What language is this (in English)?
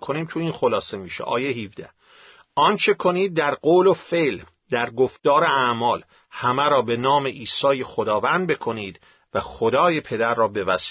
Persian